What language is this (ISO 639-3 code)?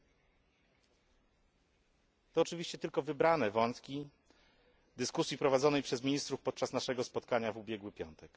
pol